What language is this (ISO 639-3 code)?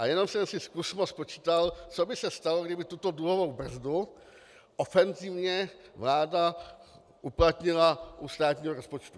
ces